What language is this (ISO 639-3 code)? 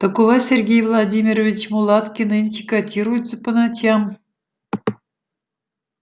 rus